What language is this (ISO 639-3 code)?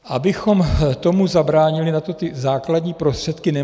ces